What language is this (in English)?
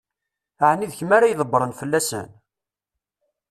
Kabyle